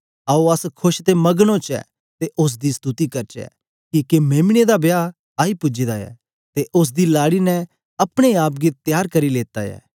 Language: Dogri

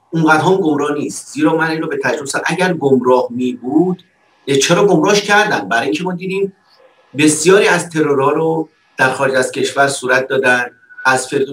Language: Persian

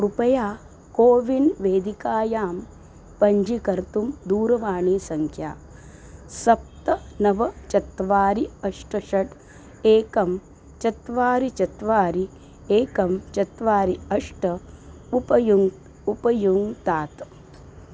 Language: Sanskrit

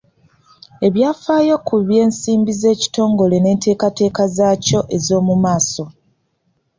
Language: Ganda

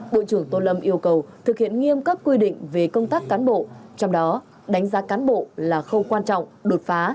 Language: Vietnamese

